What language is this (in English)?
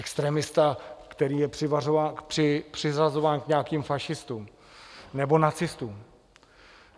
Czech